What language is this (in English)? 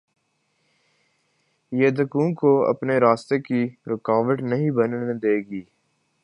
Urdu